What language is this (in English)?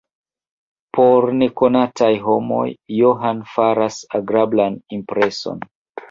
Esperanto